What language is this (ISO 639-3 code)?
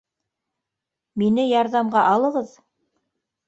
bak